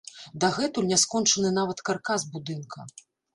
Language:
Belarusian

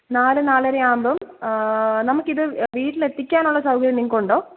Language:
Malayalam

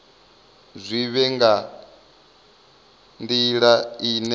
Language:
Venda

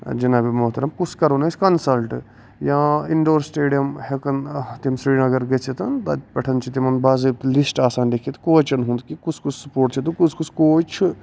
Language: Kashmiri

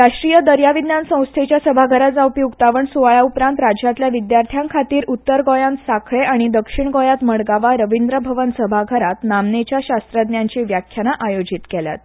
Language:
Konkani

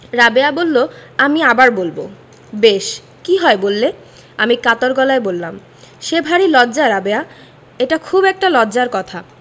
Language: Bangla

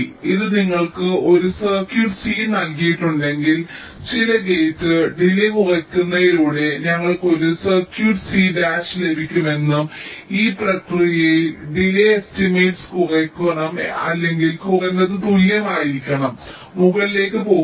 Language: Malayalam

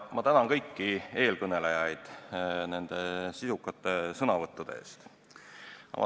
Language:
Estonian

